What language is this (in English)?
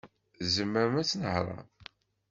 Kabyle